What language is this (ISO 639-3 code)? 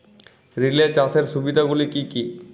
ben